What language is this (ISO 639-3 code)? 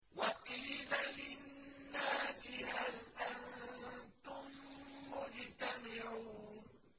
ara